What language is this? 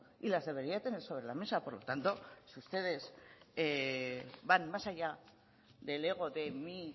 Spanish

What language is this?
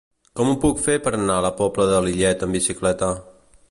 Catalan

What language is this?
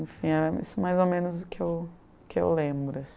Portuguese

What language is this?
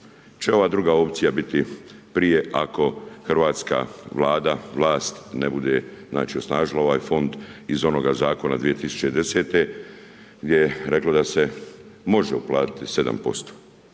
Croatian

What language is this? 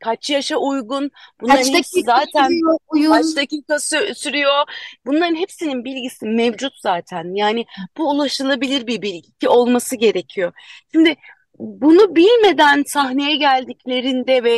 Turkish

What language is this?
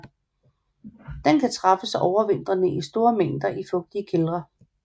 Danish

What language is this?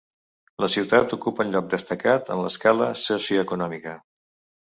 Catalan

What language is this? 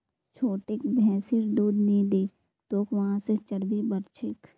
Magahi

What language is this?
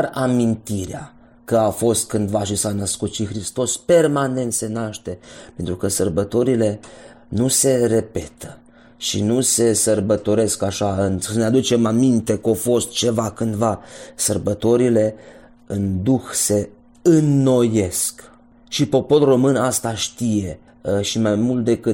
Romanian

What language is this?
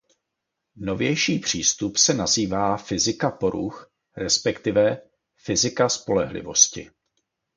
Czech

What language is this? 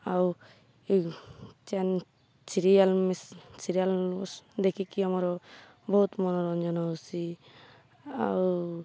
Odia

